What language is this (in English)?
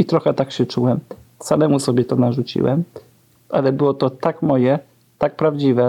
Polish